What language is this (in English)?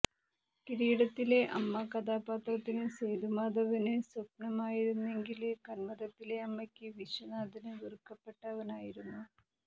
Malayalam